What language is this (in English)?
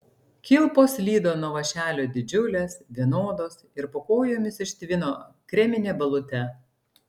Lithuanian